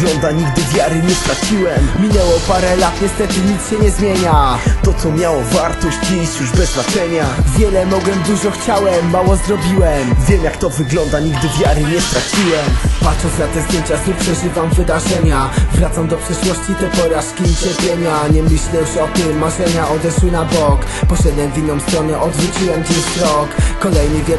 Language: Polish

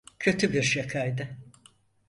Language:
Turkish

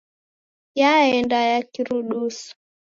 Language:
Taita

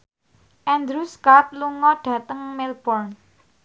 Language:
Javanese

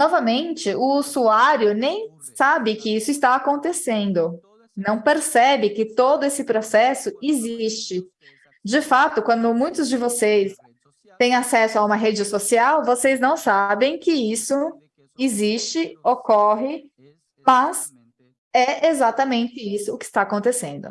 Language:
Portuguese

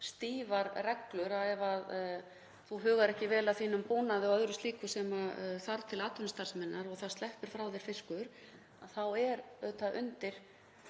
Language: Icelandic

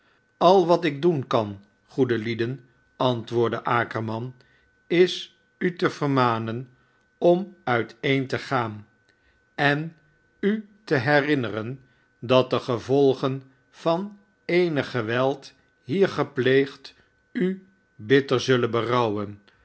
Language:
Dutch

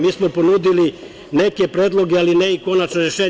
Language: Serbian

